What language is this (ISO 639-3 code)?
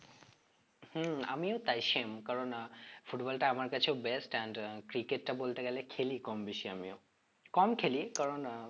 ben